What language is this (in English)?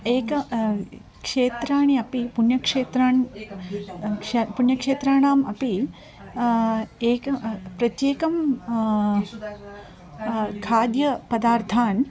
Sanskrit